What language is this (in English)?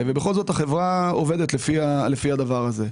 Hebrew